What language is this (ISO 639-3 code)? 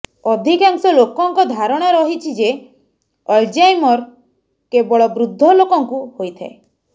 ori